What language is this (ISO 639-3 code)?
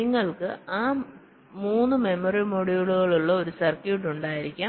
mal